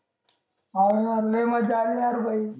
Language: Marathi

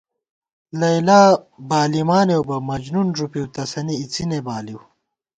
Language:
Gawar-Bati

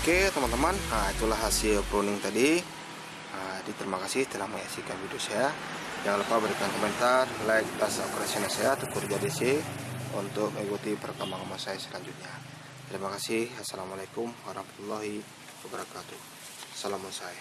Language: Indonesian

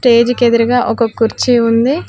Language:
Telugu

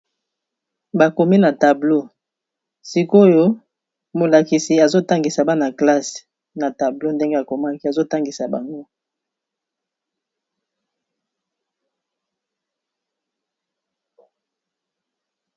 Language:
Lingala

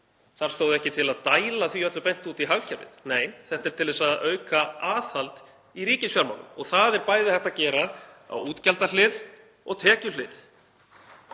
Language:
Icelandic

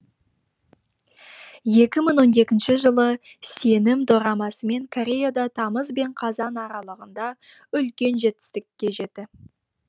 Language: Kazakh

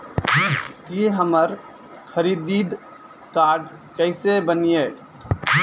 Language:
Maithili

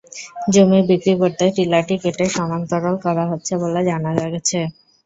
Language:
Bangla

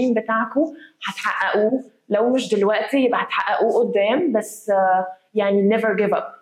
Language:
Arabic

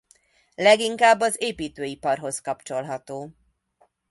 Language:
Hungarian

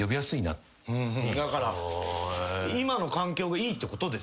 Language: Japanese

